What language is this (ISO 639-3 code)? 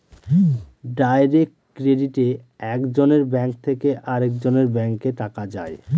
ben